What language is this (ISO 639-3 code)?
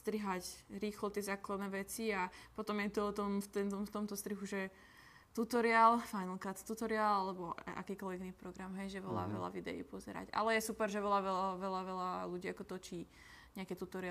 ces